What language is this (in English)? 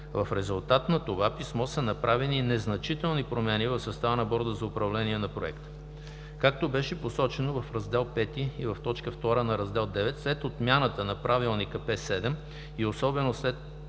Bulgarian